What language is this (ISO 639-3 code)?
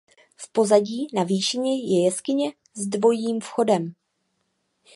ces